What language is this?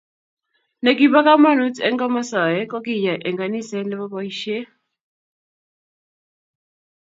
Kalenjin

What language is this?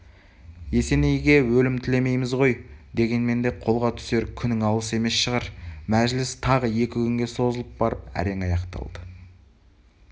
Kazakh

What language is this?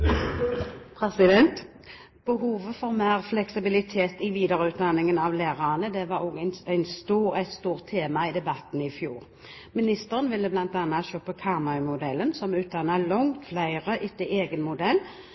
Norwegian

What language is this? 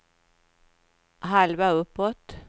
Swedish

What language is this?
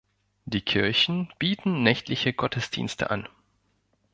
German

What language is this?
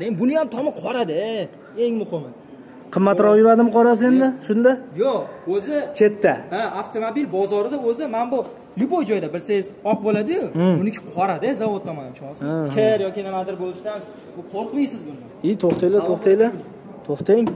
Turkish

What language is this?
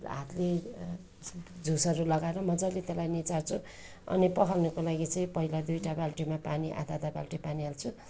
Nepali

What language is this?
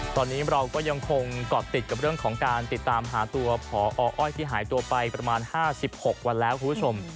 Thai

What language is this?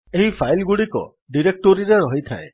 Odia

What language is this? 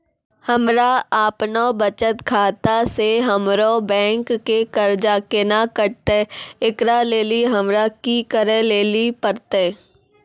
Maithili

